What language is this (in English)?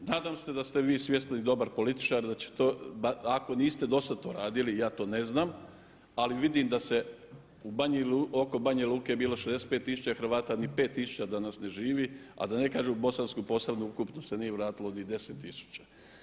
Croatian